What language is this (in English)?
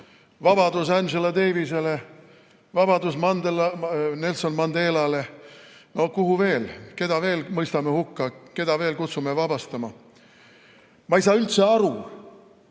Estonian